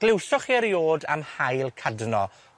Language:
Welsh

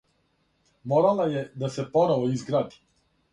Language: Serbian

